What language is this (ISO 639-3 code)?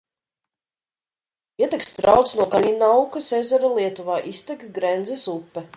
lav